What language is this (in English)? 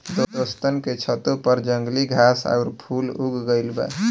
Bhojpuri